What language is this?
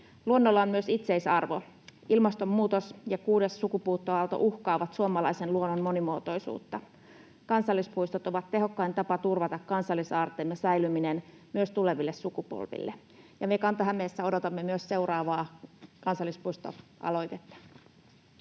Finnish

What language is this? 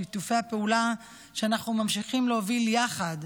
Hebrew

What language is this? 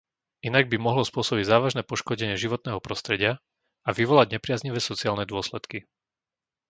Slovak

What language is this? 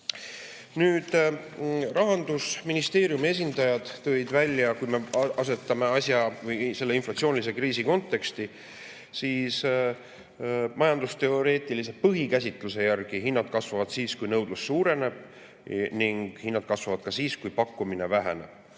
Estonian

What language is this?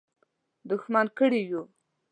Pashto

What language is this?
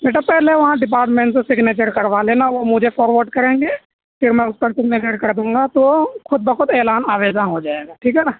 Urdu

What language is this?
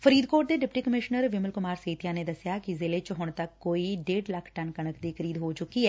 Punjabi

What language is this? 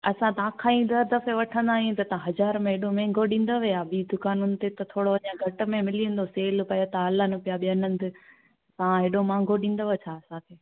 Sindhi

